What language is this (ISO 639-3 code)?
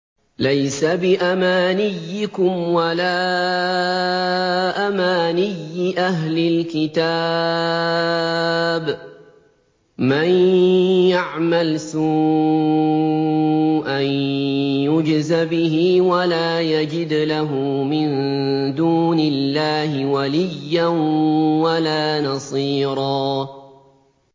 ara